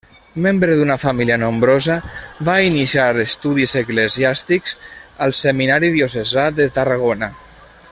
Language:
Catalan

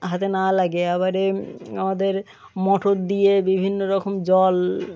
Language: Bangla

